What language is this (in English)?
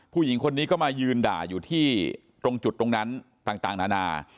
Thai